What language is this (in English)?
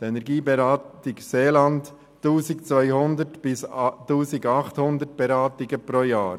Swiss German